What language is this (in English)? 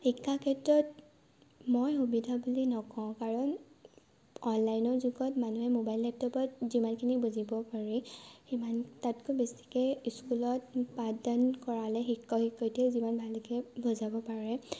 Assamese